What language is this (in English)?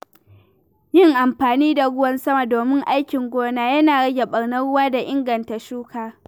Hausa